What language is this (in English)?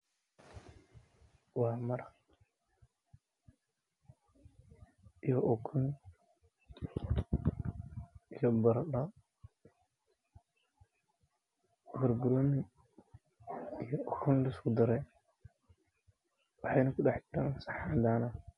Somali